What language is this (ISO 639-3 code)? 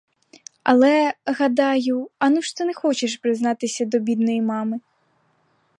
ukr